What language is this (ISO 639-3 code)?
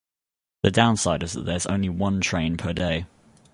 eng